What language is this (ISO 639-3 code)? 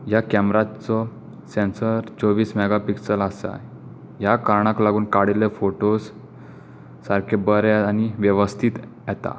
kok